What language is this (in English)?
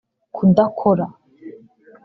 Kinyarwanda